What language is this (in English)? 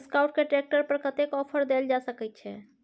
Maithili